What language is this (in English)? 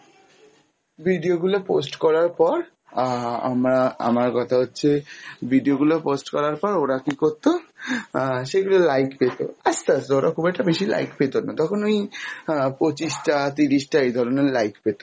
Bangla